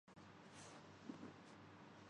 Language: Urdu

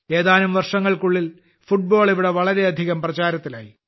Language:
Malayalam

